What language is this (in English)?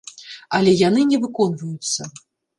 Belarusian